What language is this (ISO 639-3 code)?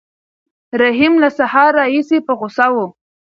pus